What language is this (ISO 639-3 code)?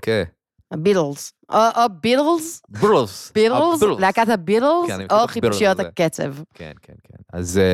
heb